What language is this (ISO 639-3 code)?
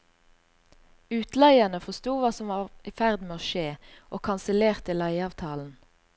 nor